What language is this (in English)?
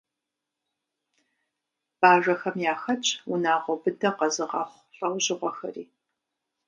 Kabardian